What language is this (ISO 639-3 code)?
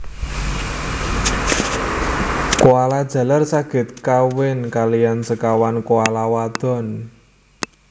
jav